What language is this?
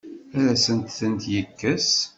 Kabyle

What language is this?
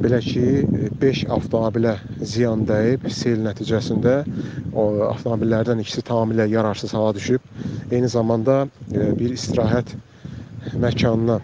Turkish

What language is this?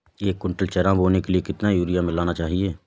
Hindi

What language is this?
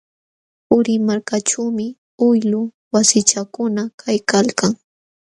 Jauja Wanca Quechua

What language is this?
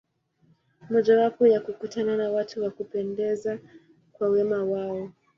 Swahili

